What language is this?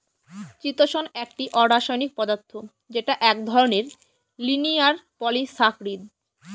Bangla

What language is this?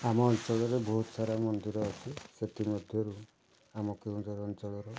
Odia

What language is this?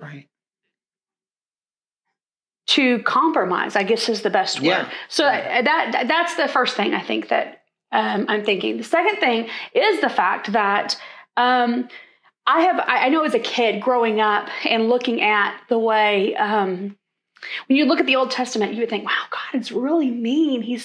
English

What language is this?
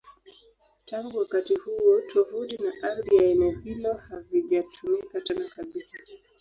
Swahili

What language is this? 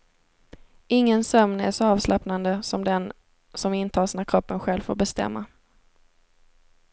Swedish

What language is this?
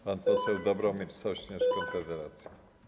Polish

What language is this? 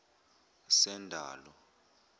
Zulu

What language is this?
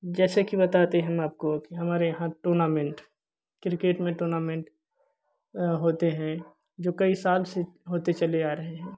Hindi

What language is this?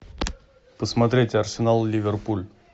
Russian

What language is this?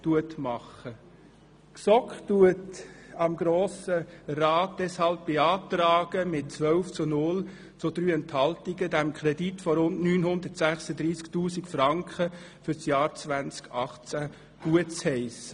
Swiss German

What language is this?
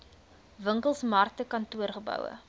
Afrikaans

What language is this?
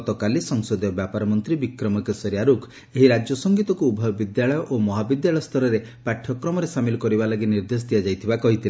Odia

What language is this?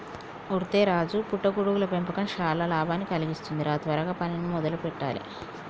Telugu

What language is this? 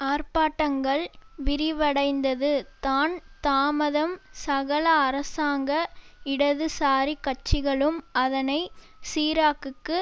Tamil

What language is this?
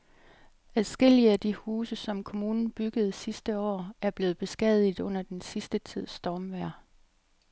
Danish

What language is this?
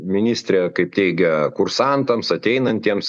Lithuanian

